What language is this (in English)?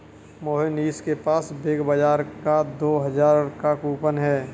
Hindi